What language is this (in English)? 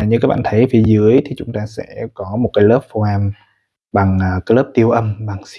Vietnamese